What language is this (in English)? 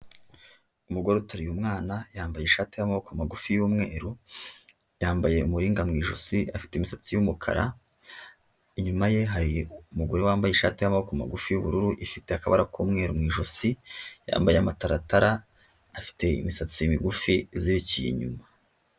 Kinyarwanda